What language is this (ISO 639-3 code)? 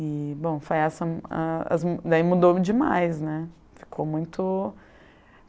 por